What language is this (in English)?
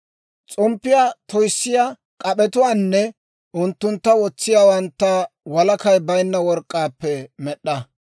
Dawro